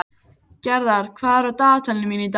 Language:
Icelandic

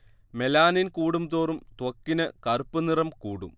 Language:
Malayalam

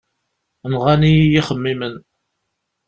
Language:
Kabyle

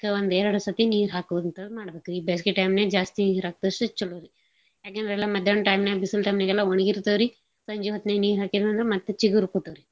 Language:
Kannada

